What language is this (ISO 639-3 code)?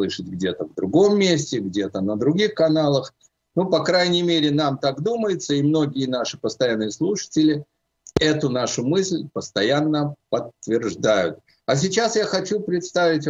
rus